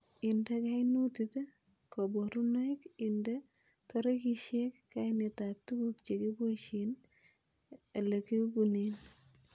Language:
Kalenjin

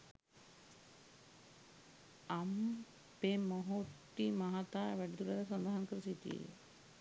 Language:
Sinhala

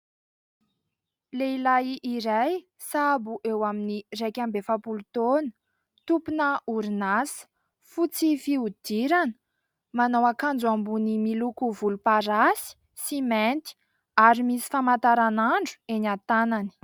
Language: Malagasy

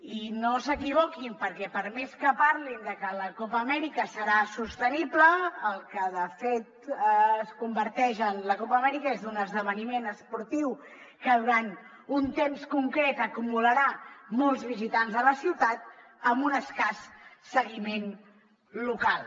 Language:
Catalan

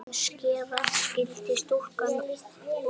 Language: Icelandic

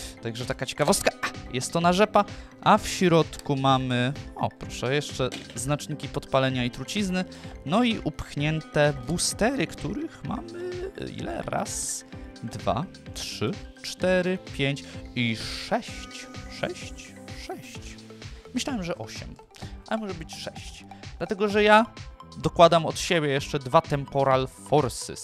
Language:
Polish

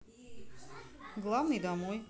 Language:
Russian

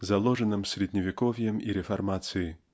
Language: Russian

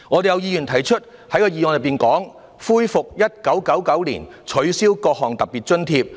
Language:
Cantonese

